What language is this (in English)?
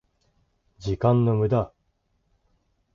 Japanese